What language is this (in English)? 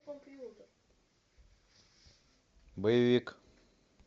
Russian